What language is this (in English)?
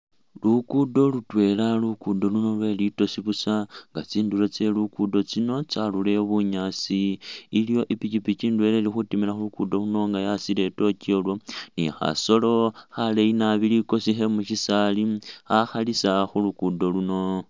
Masaaba